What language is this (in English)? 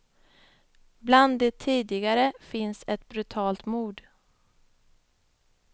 Swedish